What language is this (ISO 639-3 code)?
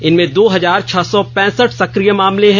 hin